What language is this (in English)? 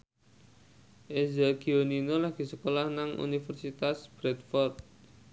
Javanese